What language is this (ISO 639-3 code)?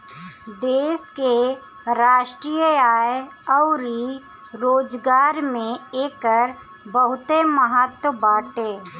bho